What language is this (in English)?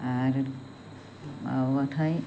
Bodo